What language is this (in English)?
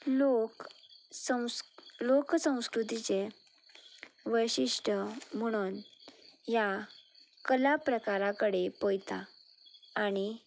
Konkani